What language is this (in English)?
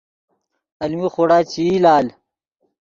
Yidgha